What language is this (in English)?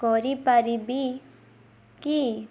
Odia